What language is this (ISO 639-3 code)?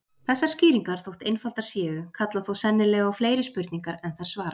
isl